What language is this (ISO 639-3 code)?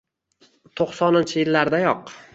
uzb